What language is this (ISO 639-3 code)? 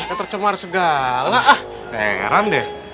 ind